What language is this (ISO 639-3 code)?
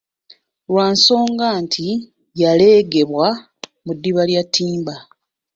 lug